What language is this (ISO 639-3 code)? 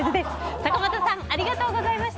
jpn